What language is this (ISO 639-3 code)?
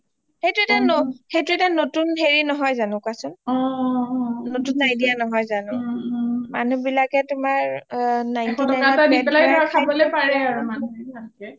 asm